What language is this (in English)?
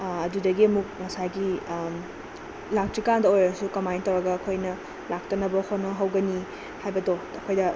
Manipuri